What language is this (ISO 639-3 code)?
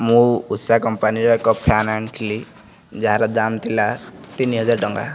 ori